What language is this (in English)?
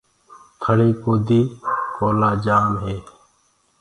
Gurgula